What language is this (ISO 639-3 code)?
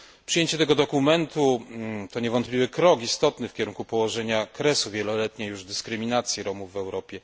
pol